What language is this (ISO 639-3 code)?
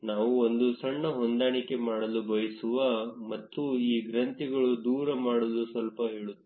kan